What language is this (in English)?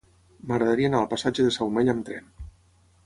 Catalan